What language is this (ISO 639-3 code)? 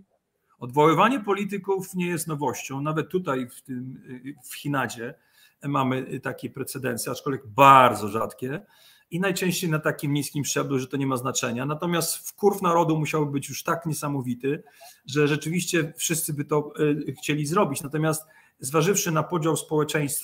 pol